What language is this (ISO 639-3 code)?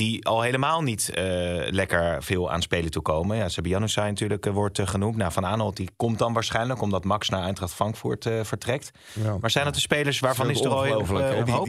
nld